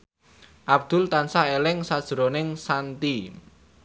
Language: Javanese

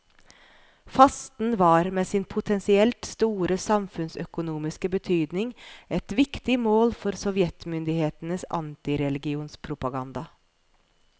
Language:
Norwegian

